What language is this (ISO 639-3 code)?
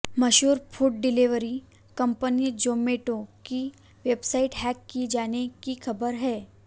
hin